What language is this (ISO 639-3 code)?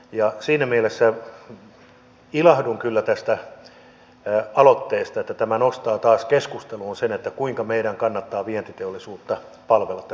fin